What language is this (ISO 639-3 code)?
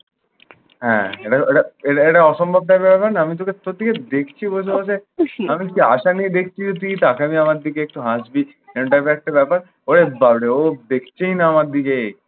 ben